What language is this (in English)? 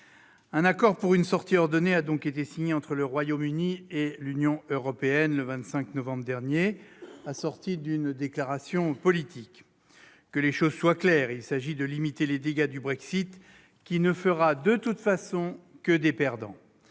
French